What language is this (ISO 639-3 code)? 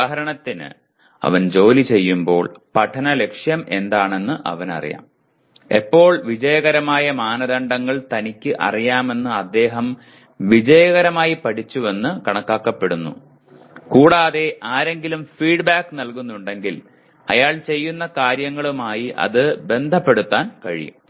mal